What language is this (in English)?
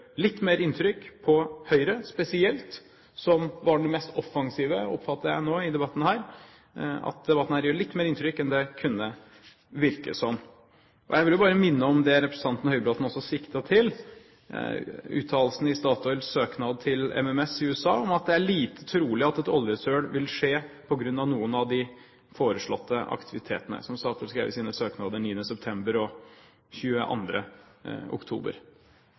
Norwegian Bokmål